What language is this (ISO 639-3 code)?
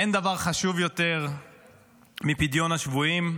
heb